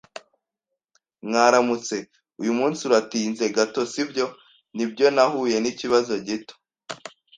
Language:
Kinyarwanda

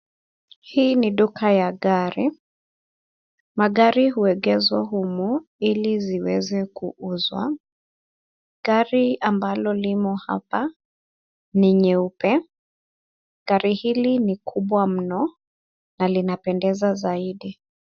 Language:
Swahili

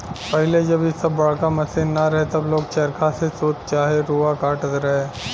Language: Bhojpuri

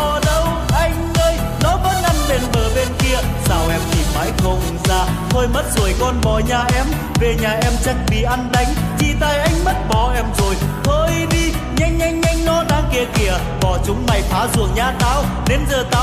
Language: Vietnamese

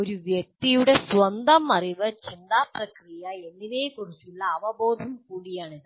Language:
Malayalam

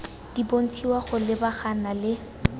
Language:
Tswana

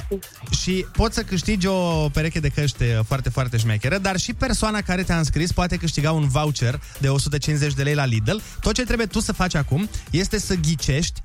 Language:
Romanian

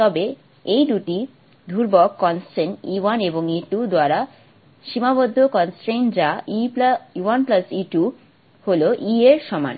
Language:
Bangla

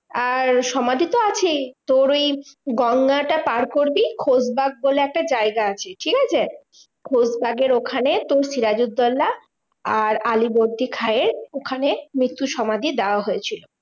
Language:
Bangla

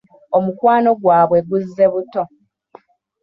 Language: Ganda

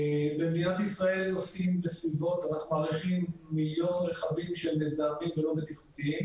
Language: Hebrew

